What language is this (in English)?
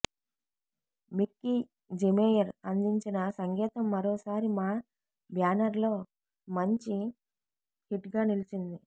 Telugu